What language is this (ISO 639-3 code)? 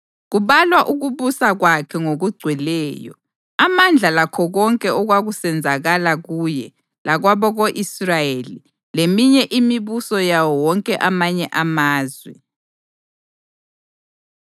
nde